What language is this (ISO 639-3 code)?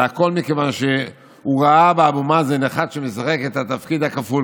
heb